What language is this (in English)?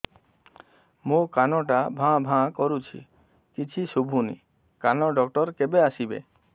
Odia